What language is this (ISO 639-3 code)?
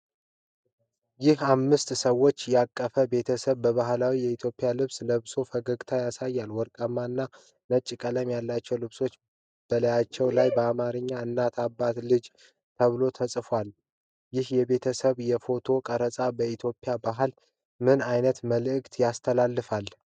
amh